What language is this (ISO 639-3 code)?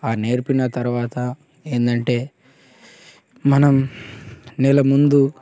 tel